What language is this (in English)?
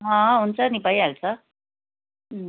Nepali